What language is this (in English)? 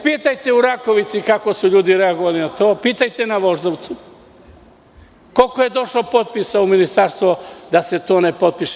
Serbian